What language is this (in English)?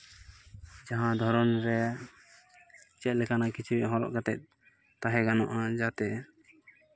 Santali